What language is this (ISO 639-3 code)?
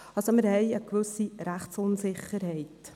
gsw